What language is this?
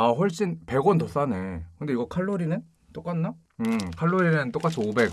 Korean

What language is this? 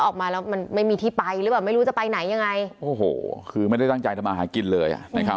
Thai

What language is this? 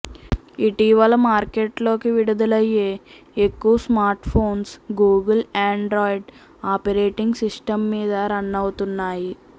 Telugu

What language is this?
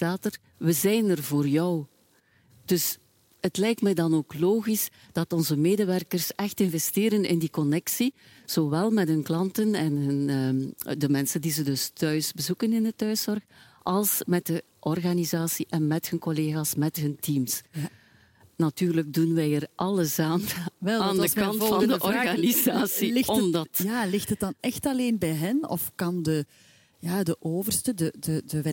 Dutch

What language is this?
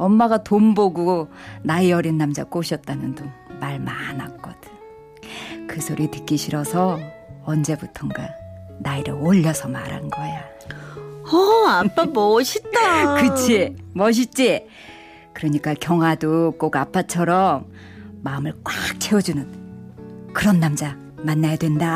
Korean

